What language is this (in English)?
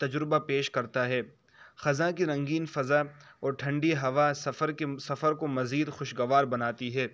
Urdu